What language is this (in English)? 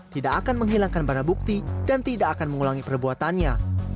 Indonesian